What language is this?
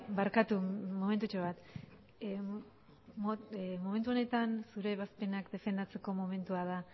Basque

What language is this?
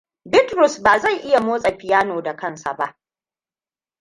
Hausa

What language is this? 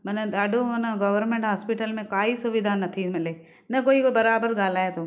Sindhi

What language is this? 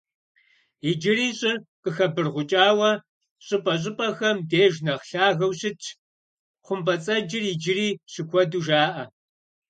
Kabardian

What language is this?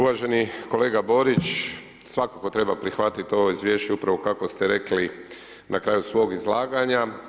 Croatian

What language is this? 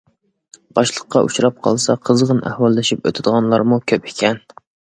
Uyghur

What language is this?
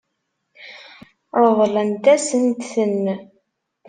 Kabyle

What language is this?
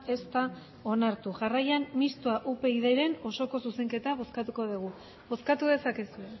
Basque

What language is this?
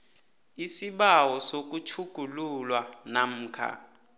South Ndebele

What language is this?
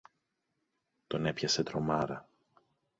Greek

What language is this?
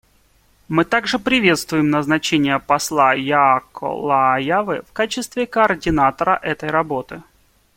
Russian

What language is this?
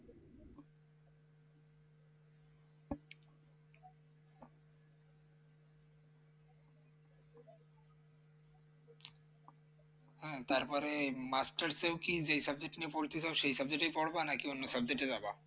Bangla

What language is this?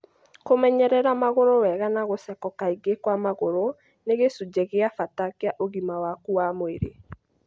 Kikuyu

